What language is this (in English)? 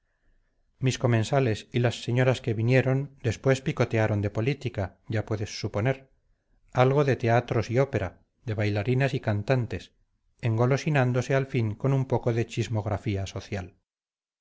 Spanish